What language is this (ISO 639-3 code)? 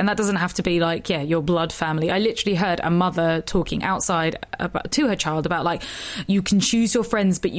eng